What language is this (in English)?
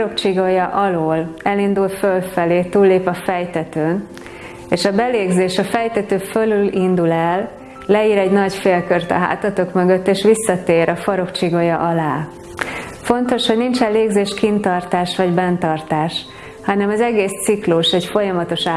Hungarian